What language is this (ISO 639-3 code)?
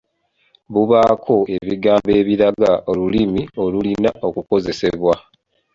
lug